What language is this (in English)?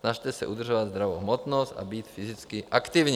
Czech